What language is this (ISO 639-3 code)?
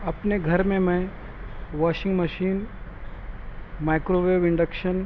urd